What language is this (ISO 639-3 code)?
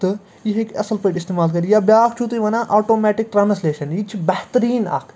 kas